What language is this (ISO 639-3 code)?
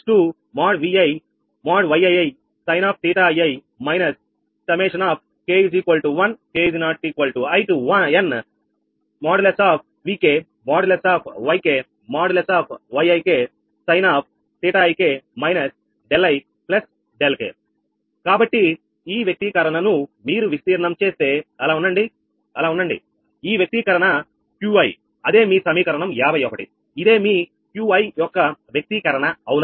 tel